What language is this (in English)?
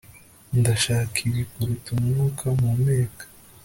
Kinyarwanda